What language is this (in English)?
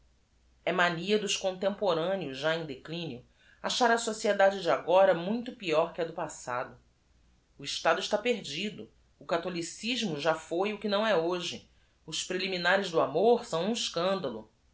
Portuguese